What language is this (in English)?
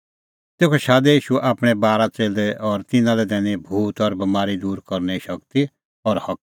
Kullu Pahari